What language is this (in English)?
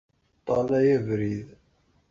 Kabyle